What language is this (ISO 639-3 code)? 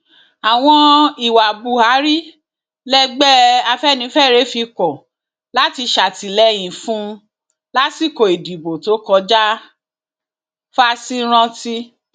yor